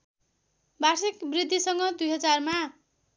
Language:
Nepali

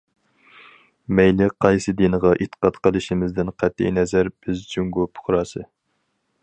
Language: Uyghur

